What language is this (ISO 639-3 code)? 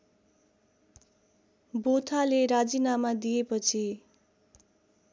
nep